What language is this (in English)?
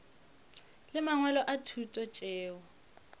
Northern Sotho